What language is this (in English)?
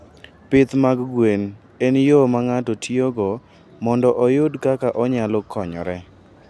Luo (Kenya and Tanzania)